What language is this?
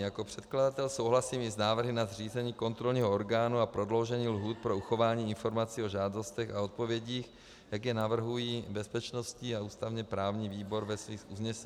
Czech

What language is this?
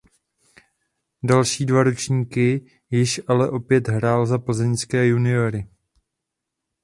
Czech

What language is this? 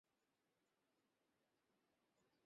Bangla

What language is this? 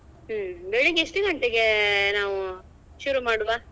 Kannada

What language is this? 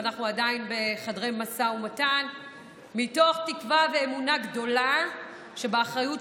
Hebrew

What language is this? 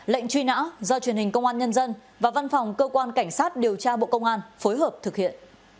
Vietnamese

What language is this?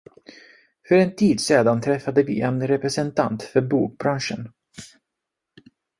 Swedish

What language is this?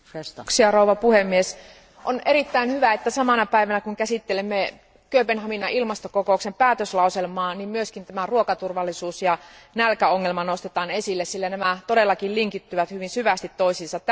Finnish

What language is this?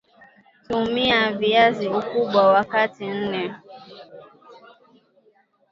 Swahili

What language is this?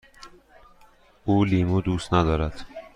Persian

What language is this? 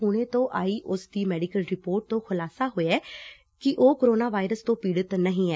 Punjabi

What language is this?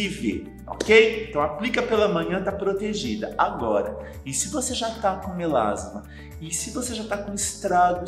Portuguese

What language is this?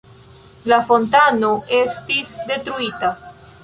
Esperanto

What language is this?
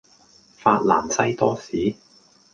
Cantonese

